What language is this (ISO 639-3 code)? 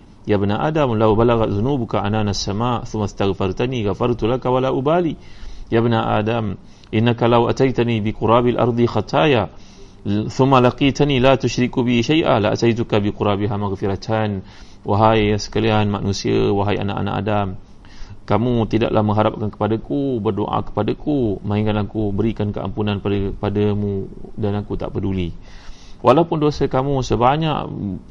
msa